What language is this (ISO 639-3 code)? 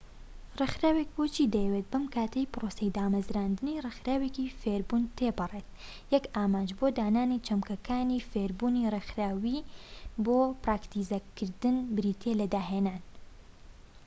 ckb